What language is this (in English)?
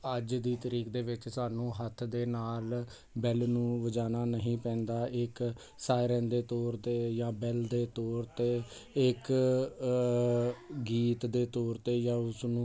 Punjabi